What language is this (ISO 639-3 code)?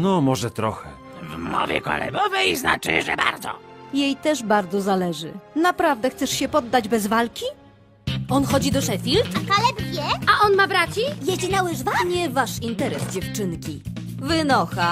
pol